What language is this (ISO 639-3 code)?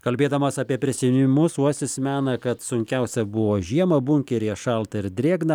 lit